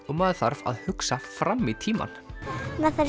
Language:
Icelandic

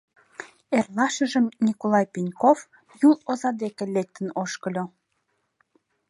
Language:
Mari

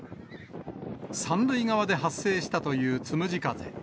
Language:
Japanese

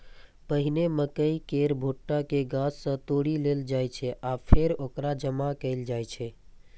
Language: Maithili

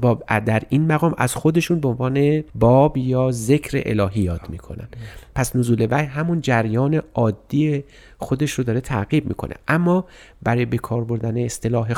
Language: Persian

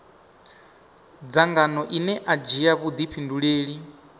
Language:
Venda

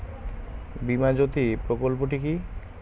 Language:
Bangla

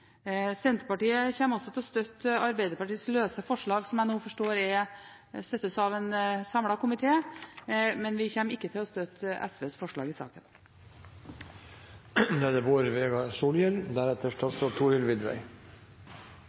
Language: Norwegian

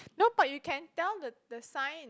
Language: English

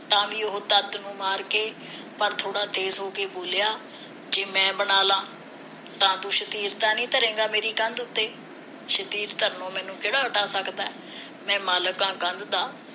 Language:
Punjabi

